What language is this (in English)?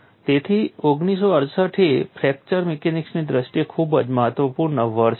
Gujarati